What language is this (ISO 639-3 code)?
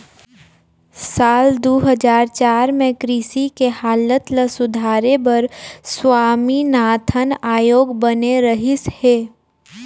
hne